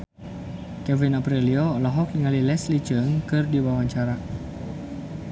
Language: Sundanese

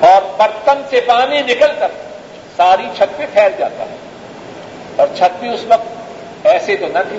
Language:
Urdu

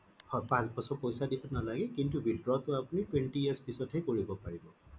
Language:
Assamese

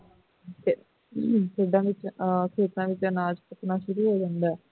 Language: Punjabi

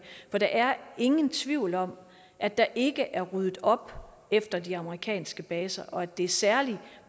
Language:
Danish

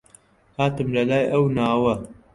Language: Central Kurdish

